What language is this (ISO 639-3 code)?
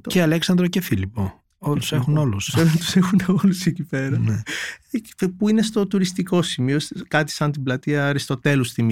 ell